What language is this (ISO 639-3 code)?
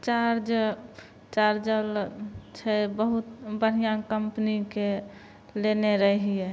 mai